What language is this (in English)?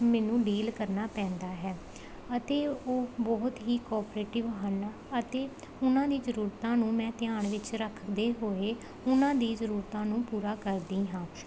Punjabi